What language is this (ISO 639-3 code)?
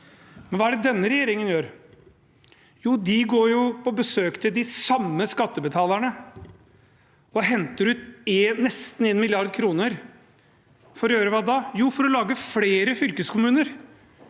nor